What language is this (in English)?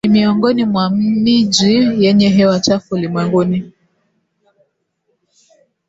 Swahili